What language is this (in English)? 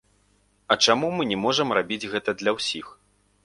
Belarusian